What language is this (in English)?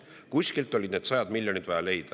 Estonian